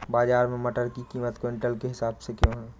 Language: Hindi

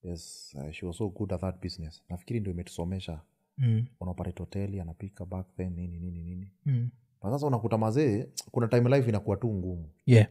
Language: Swahili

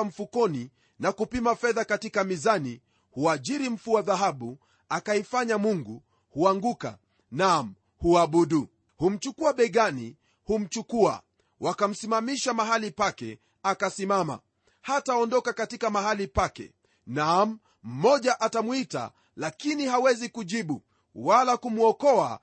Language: Swahili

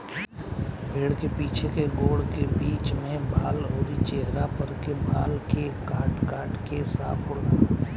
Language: Bhojpuri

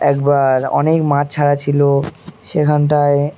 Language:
Bangla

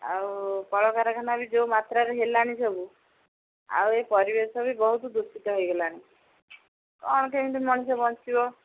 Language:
Odia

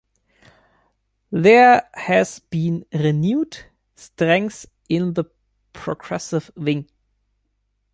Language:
English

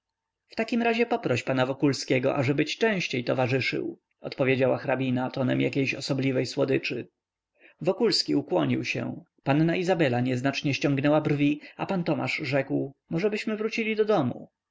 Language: Polish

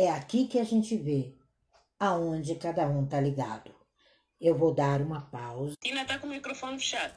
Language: Portuguese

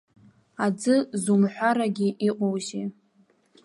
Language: Abkhazian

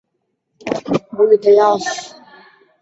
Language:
Chinese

